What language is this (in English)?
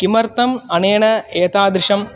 Sanskrit